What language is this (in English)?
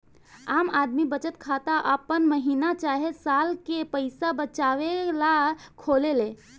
Bhojpuri